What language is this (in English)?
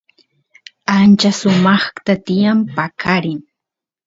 Santiago del Estero Quichua